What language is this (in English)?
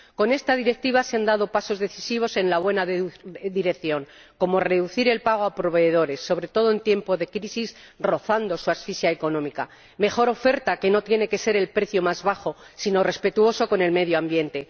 Spanish